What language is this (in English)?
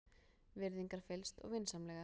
Icelandic